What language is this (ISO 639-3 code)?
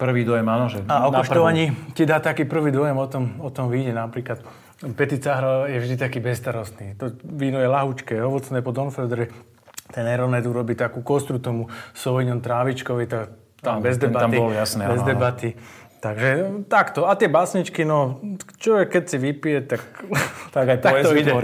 slk